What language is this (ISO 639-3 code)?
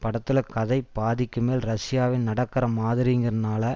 tam